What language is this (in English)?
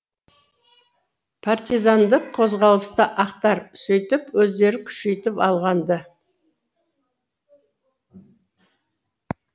Kazakh